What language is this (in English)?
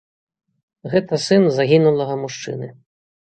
Belarusian